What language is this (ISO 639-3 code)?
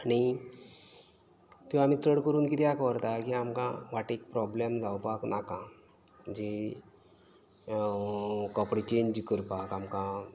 kok